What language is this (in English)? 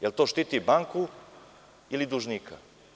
Serbian